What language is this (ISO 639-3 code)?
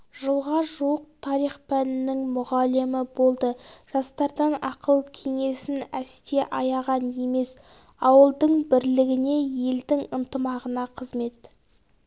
kaz